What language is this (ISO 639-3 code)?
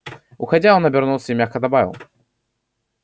rus